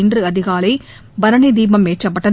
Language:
Tamil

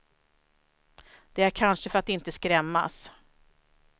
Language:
Swedish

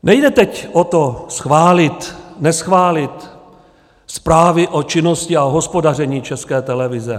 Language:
Czech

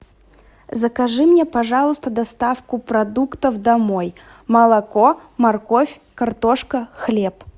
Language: Russian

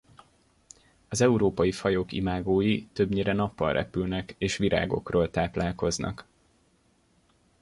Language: Hungarian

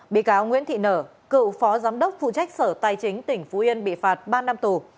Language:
Vietnamese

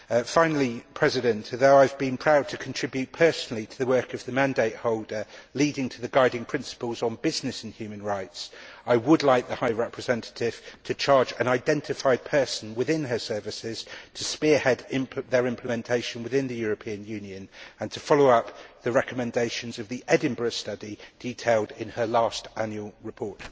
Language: English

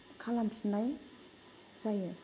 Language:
Bodo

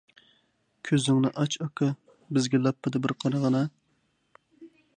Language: Uyghur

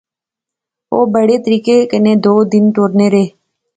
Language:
Pahari-Potwari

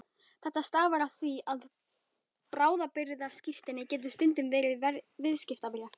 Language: Icelandic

